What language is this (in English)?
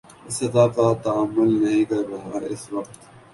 Urdu